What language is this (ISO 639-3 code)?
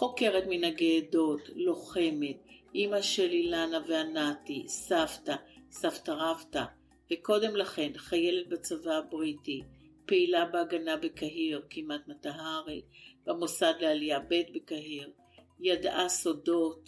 heb